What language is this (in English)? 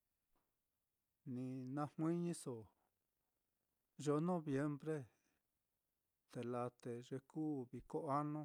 Mitlatongo Mixtec